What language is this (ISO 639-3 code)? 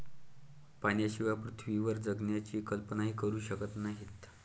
mar